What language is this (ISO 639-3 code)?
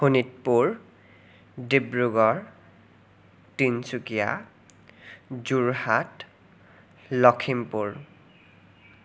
asm